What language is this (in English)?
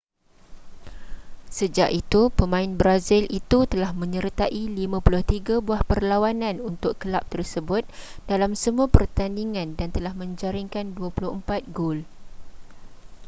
Malay